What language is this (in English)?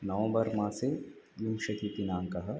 Sanskrit